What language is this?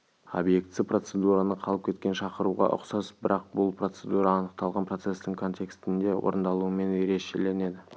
Kazakh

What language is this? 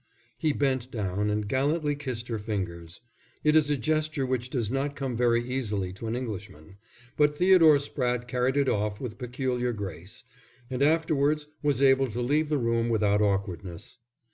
English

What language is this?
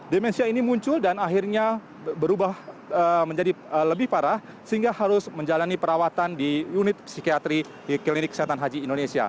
Indonesian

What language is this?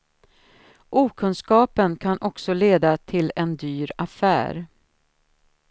Swedish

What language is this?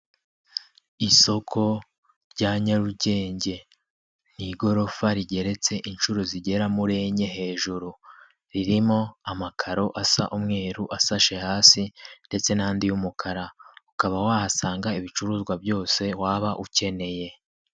Kinyarwanda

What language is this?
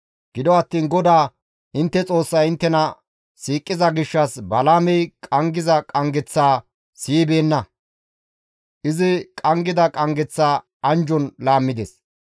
Gamo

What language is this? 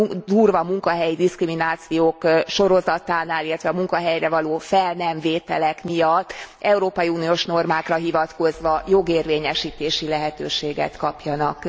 Hungarian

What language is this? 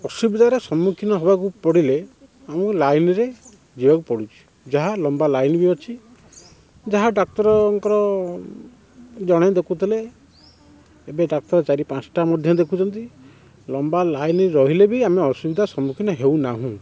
Odia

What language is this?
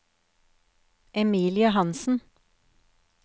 Norwegian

